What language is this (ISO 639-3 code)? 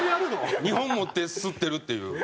jpn